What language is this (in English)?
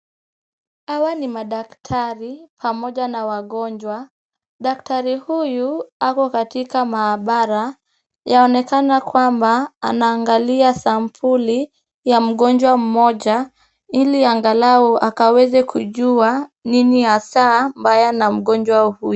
Swahili